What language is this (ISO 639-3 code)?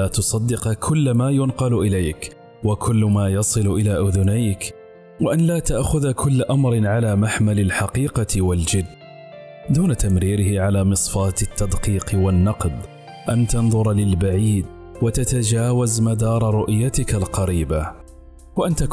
ara